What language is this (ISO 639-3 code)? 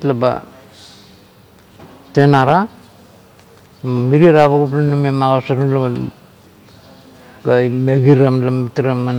kto